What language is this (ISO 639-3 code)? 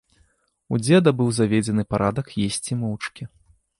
bel